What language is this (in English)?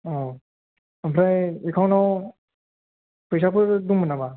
Bodo